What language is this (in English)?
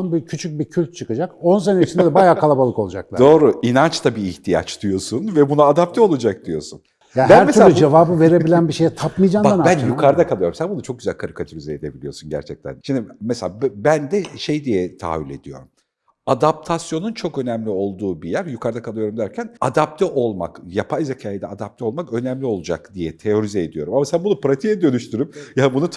Turkish